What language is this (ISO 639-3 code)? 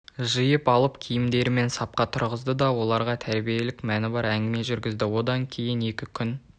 kaz